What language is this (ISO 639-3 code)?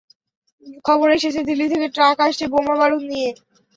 ben